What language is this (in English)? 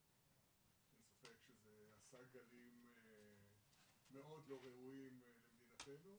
Hebrew